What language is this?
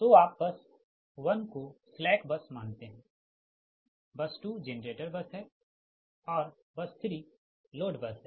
Hindi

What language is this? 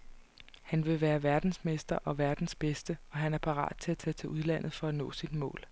Danish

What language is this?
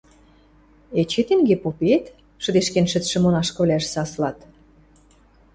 Western Mari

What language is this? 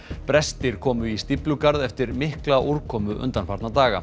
Icelandic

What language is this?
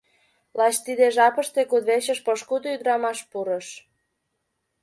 Mari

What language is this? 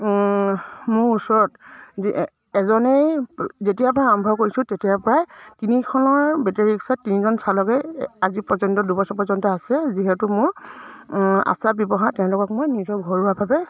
Assamese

